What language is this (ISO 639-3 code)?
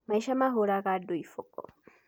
kik